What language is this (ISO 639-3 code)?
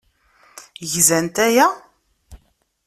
kab